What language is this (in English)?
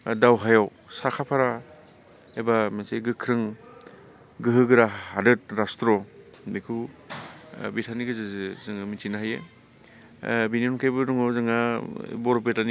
Bodo